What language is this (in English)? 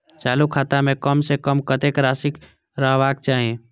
Maithili